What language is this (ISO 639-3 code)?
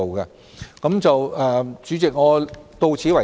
yue